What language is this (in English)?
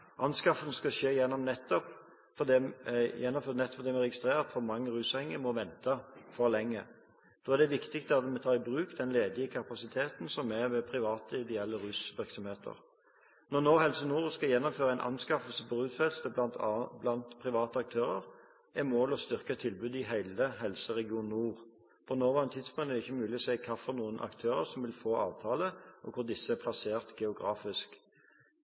Norwegian Bokmål